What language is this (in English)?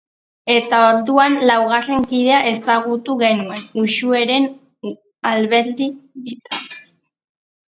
Basque